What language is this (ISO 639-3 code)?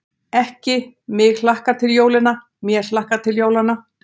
isl